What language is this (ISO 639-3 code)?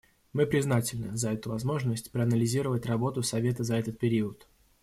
rus